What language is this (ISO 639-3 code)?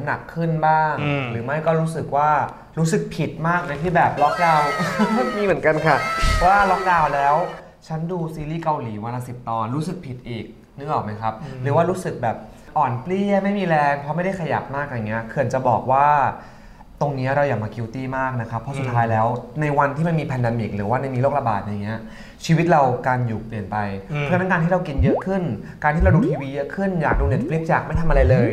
tha